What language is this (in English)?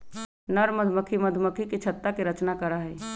Magahi